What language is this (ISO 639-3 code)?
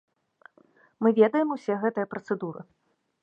bel